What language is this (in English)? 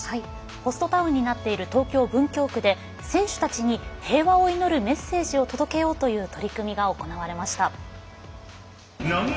Japanese